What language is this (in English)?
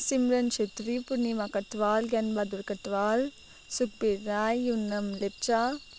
Nepali